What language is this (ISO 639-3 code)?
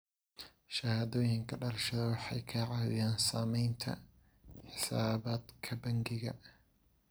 som